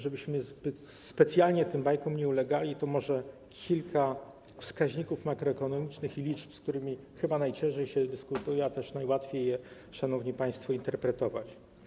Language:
Polish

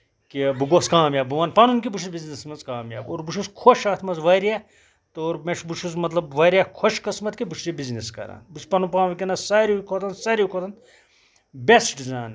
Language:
Kashmiri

